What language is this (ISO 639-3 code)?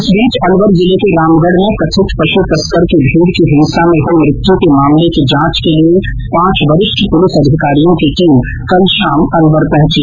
hin